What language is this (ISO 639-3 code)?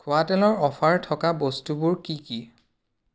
asm